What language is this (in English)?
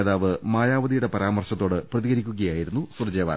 Malayalam